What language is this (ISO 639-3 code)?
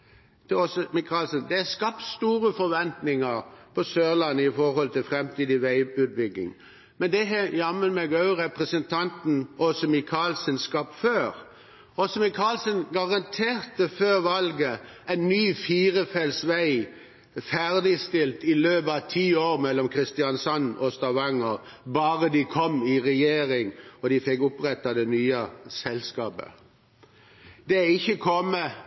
nob